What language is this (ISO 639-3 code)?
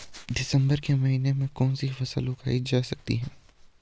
hin